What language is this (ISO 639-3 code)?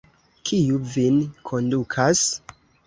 epo